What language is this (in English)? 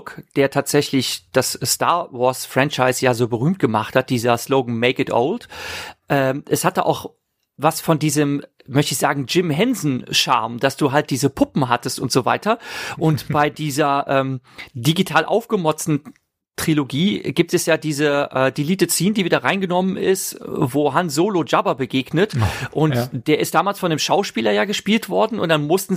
German